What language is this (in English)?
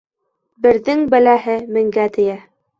Bashkir